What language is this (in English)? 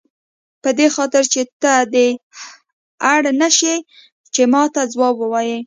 Pashto